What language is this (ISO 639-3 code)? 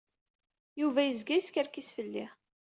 kab